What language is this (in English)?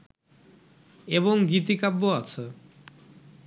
Bangla